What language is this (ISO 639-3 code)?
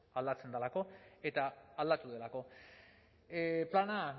eus